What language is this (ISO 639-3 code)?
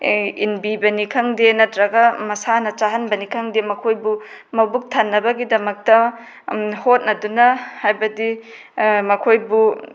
mni